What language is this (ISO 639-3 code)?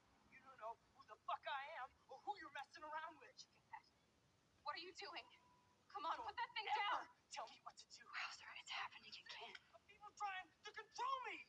fra